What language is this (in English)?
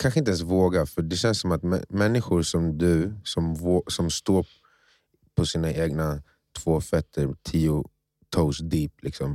Swedish